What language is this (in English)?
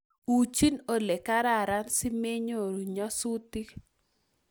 Kalenjin